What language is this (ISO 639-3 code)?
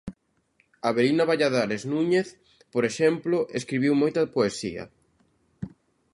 glg